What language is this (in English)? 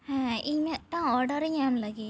Santali